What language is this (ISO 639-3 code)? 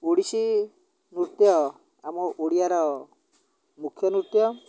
ori